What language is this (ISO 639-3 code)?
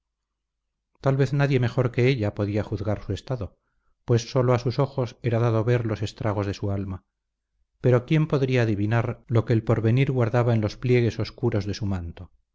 spa